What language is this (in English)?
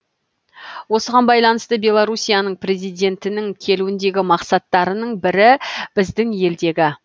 Kazakh